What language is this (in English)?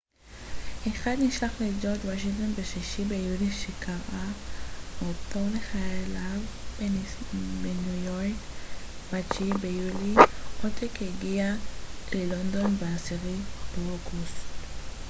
Hebrew